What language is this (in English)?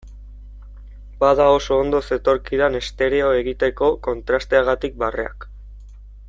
Basque